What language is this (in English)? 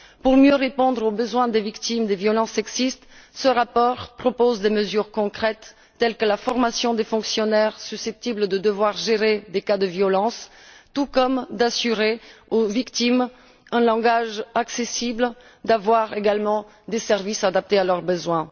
French